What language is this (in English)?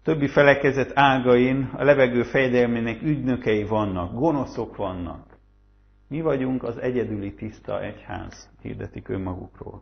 Hungarian